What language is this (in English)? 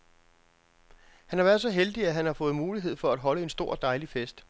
Danish